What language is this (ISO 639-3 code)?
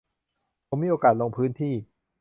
tha